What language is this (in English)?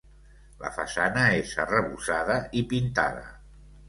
Catalan